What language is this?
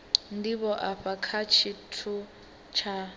Venda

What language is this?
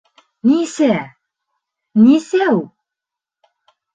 Bashkir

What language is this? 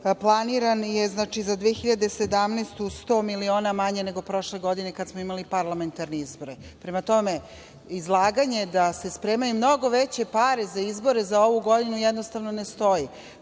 Serbian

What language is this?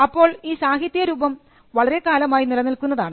Malayalam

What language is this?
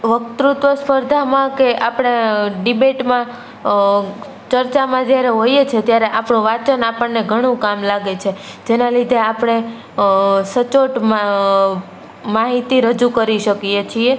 Gujarati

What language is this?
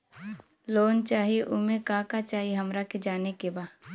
Bhojpuri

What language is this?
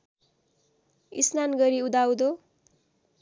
Nepali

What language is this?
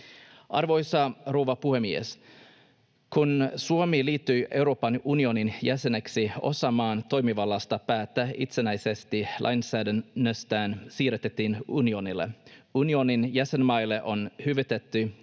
Finnish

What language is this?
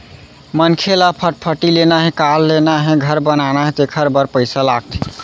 Chhattisgarhi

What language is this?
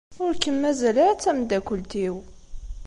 Kabyle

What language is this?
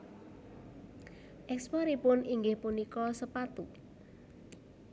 Javanese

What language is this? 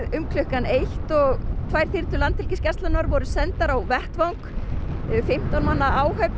Icelandic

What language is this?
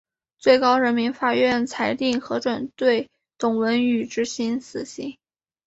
Chinese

